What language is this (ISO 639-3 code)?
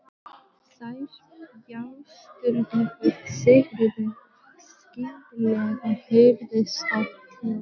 isl